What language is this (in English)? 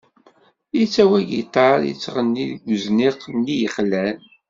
Kabyle